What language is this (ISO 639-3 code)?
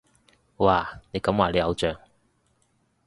yue